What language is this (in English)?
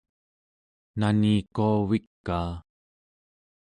Central Yupik